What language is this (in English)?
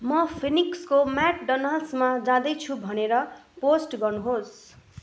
Nepali